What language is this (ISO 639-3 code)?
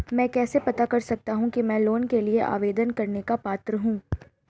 hin